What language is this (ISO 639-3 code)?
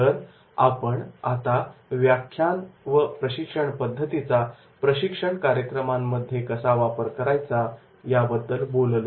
mar